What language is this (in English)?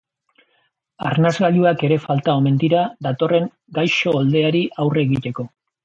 Basque